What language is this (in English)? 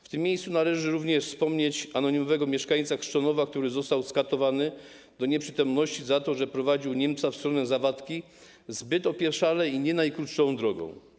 Polish